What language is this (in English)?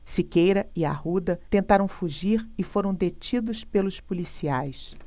Portuguese